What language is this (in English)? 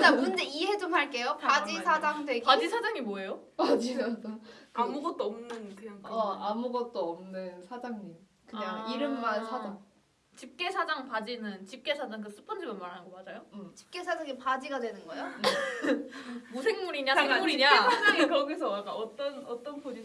Korean